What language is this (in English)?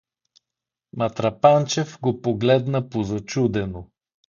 Bulgarian